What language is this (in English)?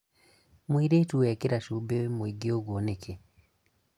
Kikuyu